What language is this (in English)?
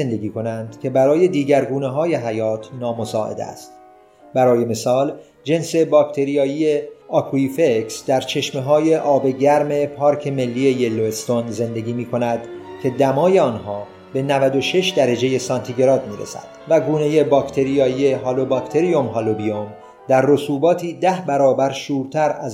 Persian